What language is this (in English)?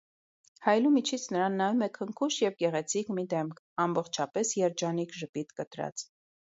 Armenian